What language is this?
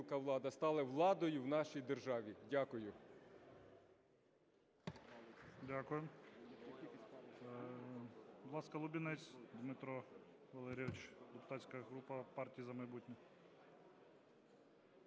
Ukrainian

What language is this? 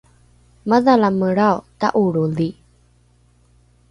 Rukai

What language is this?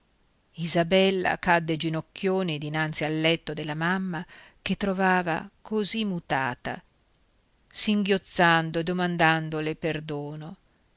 Italian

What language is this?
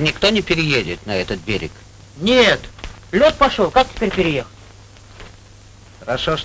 Russian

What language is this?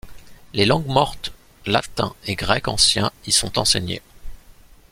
French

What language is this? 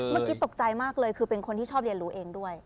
Thai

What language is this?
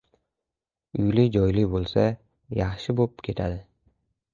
Uzbek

